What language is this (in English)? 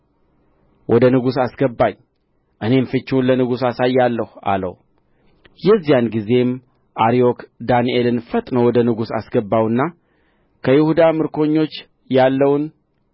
Amharic